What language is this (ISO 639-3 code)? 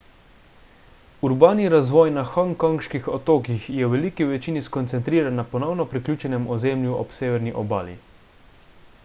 slv